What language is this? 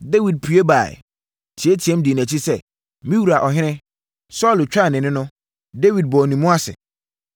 Akan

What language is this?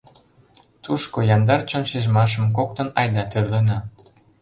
Mari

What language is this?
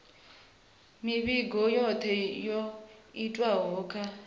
Venda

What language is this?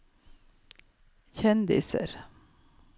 Norwegian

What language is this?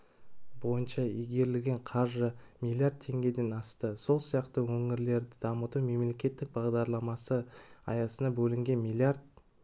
Kazakh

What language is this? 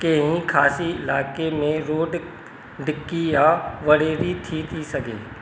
Sindhi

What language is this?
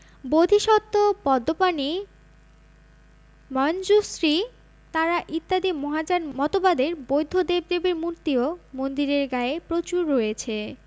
Bangla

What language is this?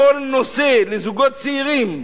Hebrew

